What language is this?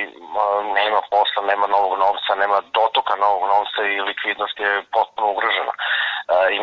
Croatian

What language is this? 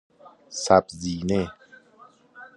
Persian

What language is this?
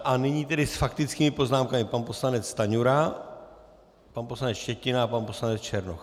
Czech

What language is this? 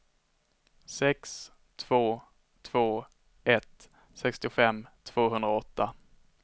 Swedish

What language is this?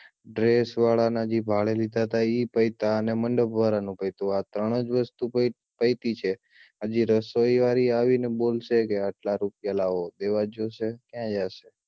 Gujarati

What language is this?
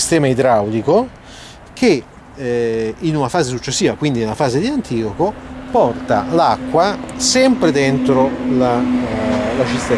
Italian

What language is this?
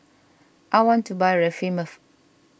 English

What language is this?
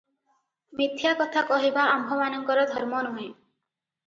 Odia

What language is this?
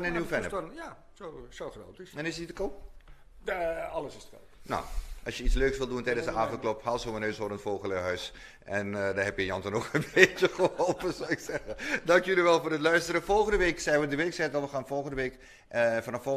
Dutch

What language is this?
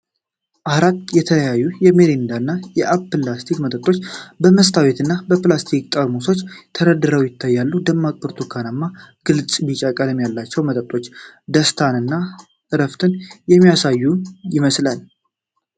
Amharic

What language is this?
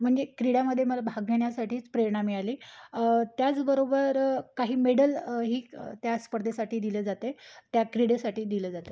Marathi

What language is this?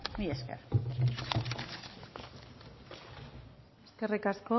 Basque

